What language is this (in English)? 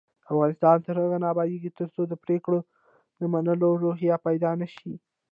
Pashto